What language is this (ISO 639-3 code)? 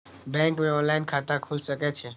mai